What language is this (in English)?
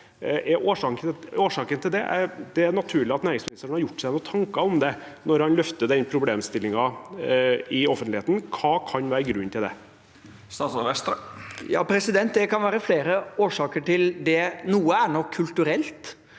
Norwegian